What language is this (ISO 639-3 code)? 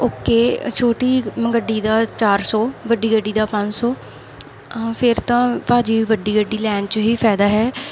pan